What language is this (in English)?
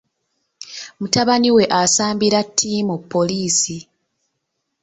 Ganda